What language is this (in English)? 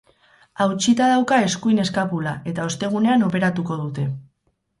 Basque